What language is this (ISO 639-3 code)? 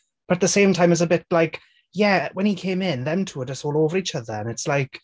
eng